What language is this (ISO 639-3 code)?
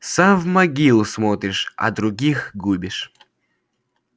rus